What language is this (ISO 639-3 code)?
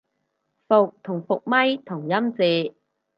yue